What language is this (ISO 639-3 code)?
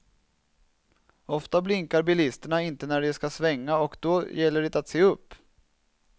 swe